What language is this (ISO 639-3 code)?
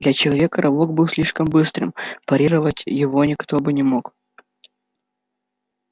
rus